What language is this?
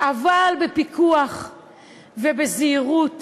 Hebrew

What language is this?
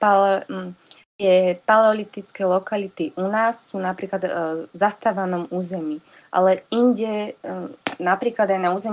Slovak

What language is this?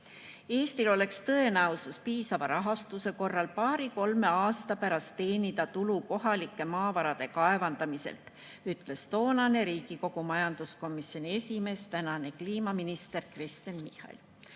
Estonian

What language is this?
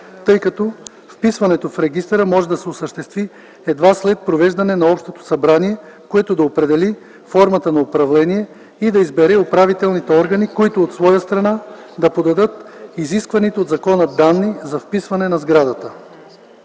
Bulgarian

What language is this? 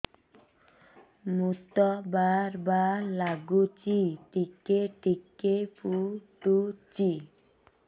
Odia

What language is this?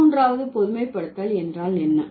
Tamil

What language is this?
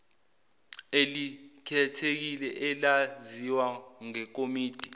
Zulu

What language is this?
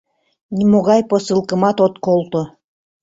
Mari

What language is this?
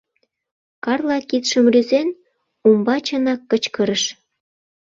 Mari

